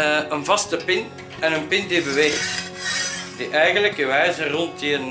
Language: Dutch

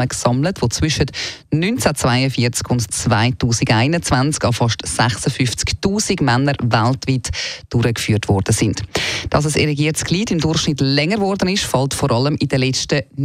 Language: German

